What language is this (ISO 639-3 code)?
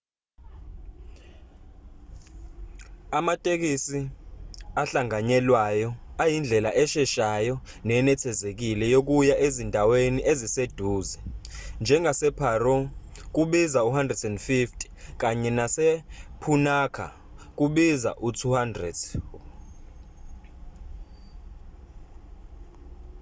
zul